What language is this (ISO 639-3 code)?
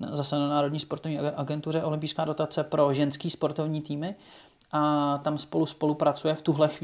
ces